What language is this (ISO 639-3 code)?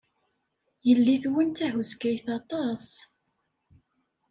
kab